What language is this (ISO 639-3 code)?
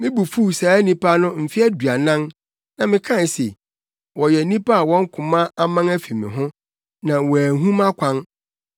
aka